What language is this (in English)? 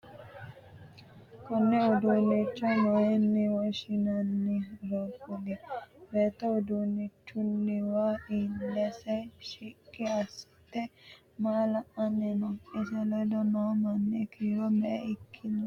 Sidamo